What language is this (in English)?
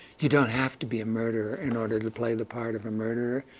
English